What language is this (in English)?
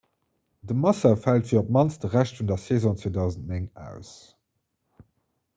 Luxembourgish